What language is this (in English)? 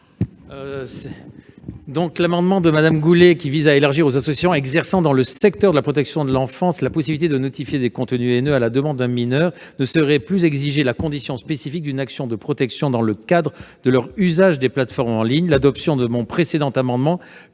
French